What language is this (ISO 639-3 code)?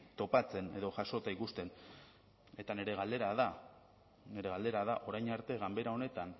eus